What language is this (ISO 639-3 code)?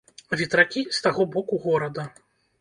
bel